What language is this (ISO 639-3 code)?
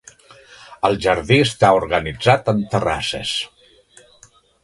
cat